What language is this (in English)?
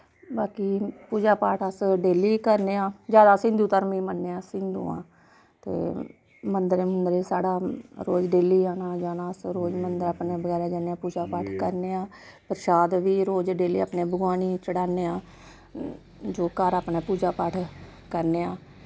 Dogri